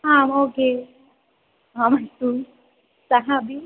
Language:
Sanskrit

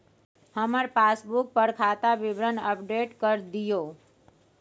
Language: Maithili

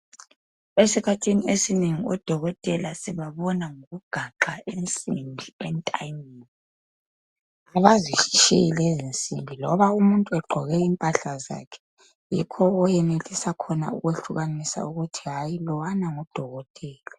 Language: North Ndebele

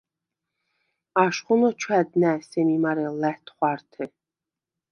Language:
Svan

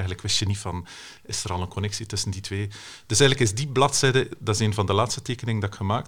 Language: Dutch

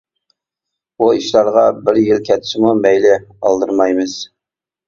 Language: Uyghur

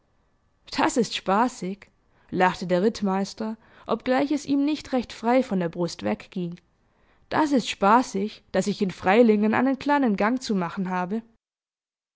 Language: German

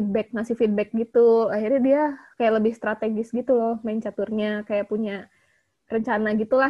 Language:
Indonesian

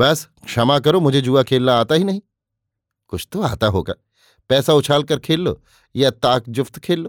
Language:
Hindi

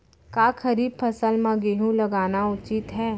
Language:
Chhattisgarhi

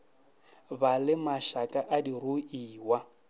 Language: Northern Sotho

